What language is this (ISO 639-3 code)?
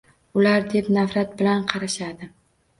uzb